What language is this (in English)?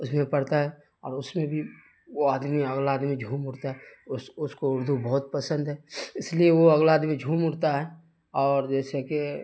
Urdu